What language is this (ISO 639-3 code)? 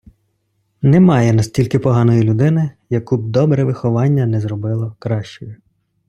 ukr